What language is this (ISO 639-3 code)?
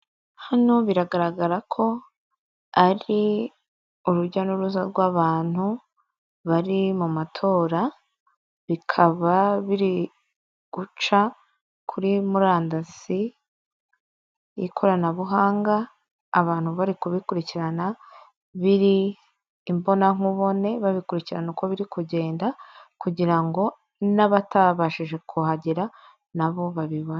kin